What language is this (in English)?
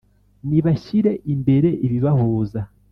Kinyarwanda